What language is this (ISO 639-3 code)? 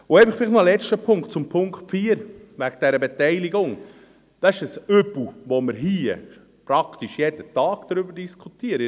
gsw